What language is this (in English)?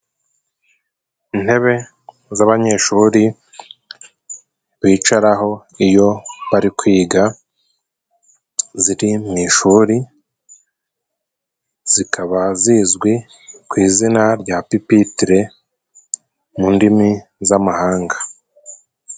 Kinyarwanda